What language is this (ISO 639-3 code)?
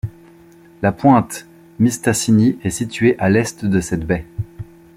fra